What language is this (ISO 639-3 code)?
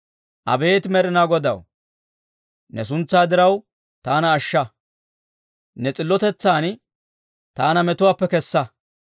dwr